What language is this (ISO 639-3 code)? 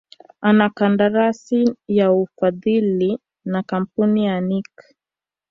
swa